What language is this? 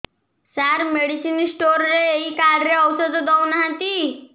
Odia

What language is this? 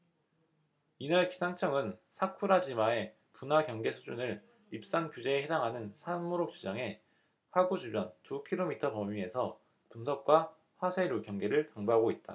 Korean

